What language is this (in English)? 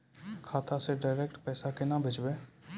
Maithili